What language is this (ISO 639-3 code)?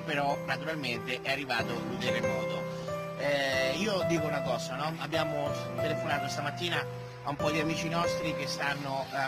ita